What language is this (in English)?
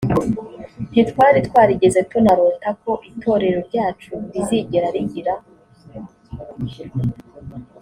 Kinyarwanda